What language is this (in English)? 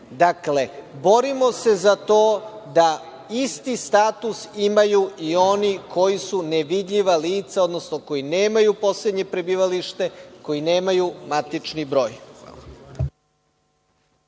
Serbian